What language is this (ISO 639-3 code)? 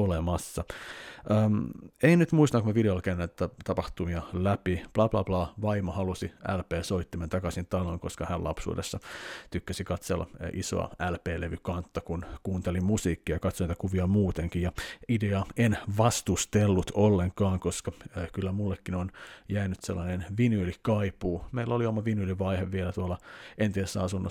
fin